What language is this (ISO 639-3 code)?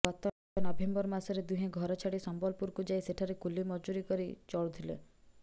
ori